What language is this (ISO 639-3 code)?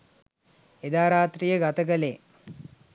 sin